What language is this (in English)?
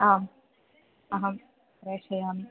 Sanskrit